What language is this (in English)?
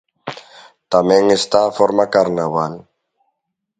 Galician